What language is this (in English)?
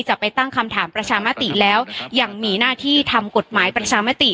Thai